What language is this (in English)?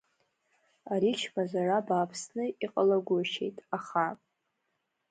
Abkhazian